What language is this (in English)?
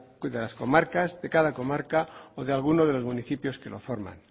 Spanish